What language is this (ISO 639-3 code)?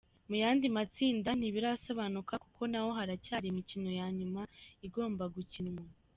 kin